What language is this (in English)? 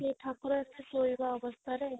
Odia